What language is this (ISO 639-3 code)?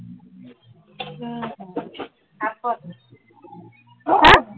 asm